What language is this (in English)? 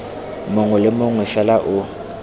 Tswana